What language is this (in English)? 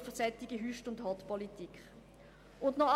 Swiss German